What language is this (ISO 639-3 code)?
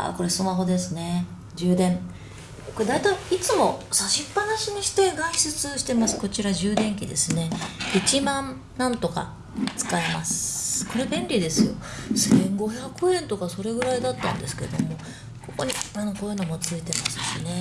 jpn